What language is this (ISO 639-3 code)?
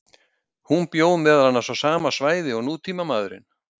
isl